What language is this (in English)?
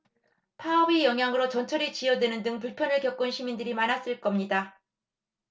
Korean